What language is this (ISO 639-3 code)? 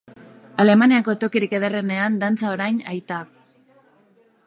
eus